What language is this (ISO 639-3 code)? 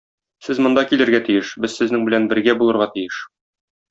tat